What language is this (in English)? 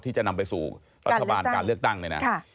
Thai